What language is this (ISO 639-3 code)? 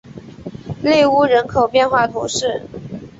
zho